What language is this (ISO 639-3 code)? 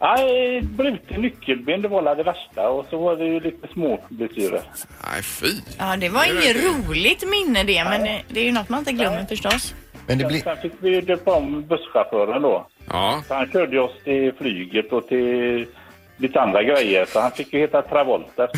swe